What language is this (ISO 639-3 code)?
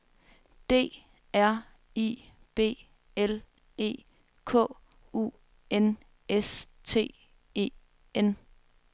dan